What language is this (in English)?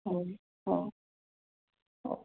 Marathi